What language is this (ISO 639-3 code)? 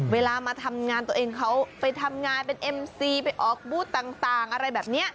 tha